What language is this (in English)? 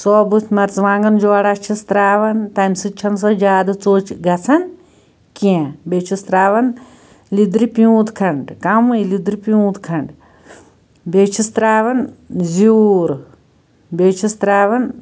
Kashmiri